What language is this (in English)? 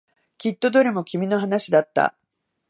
Japanese